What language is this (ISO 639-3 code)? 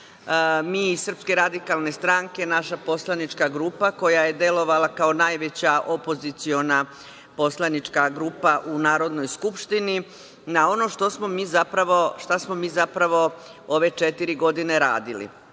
srp